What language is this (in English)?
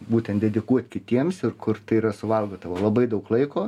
Lithuanian